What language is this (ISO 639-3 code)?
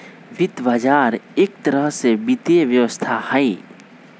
mag